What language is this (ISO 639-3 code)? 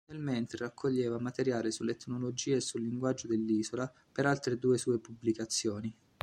ita